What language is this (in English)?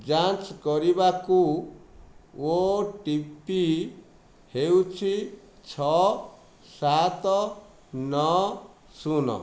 Odia